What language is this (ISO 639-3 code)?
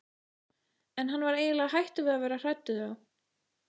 isl